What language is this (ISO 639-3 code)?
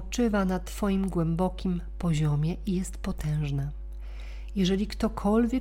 pol